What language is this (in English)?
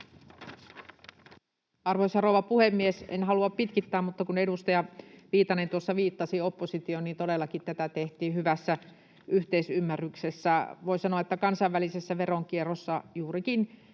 Finnish